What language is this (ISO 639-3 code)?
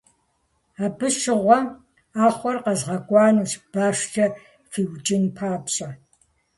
kbd